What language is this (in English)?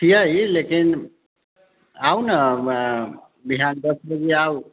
Maithili